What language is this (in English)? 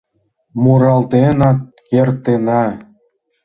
Mari